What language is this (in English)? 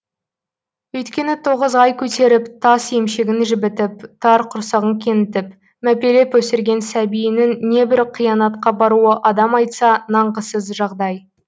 Kazakh